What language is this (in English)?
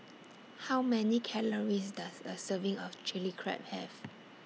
English